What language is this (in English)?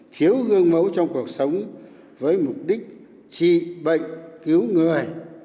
Vietnamese